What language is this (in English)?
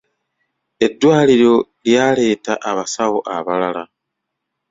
Ganda